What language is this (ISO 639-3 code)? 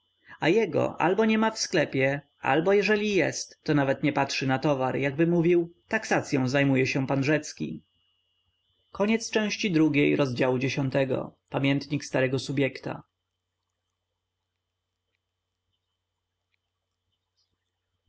pol